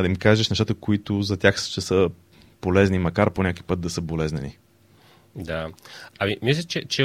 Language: Bulgarian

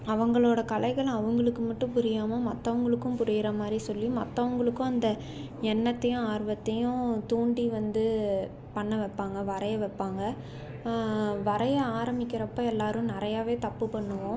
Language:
Tamil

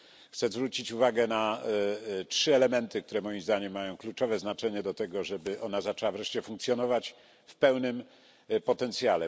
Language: Polish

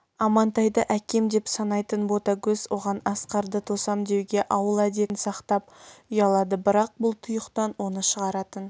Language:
Kazakh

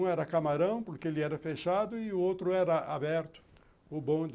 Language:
Portuguese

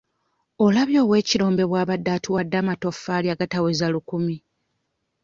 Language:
Ganda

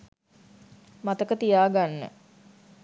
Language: Sinhala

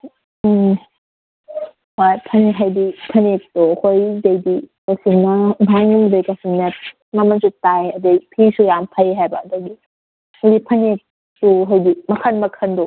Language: Manipuri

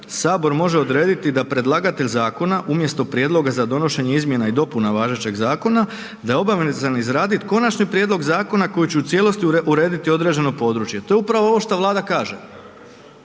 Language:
Croatian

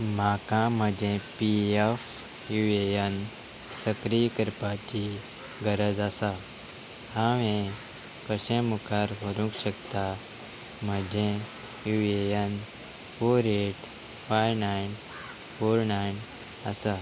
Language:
Konkani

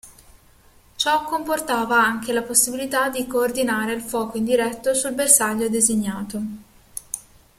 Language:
Italian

